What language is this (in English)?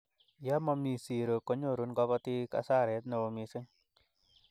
Kalenjin